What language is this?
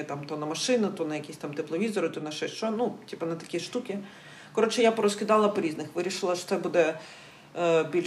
Ukrainian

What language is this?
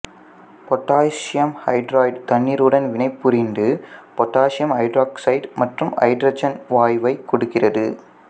Tamil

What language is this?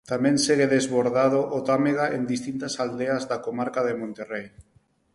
Galician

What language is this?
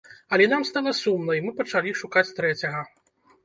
Belarusian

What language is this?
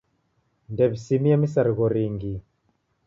Taita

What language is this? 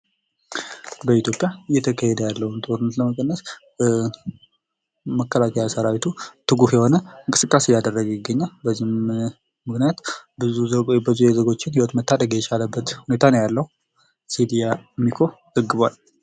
Amharic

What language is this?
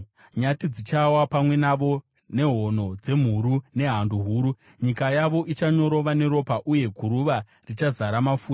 Shona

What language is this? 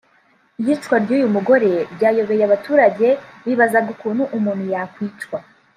Kinyarwanda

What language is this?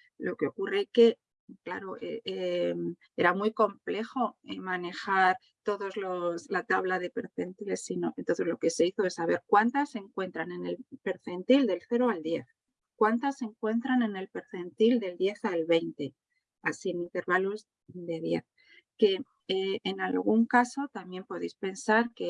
Spanish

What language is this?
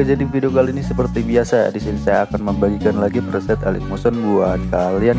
Indonesian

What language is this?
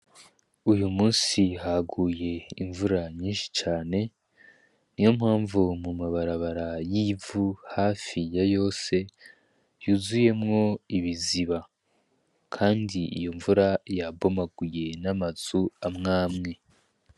Rundi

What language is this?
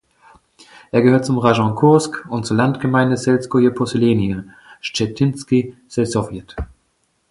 German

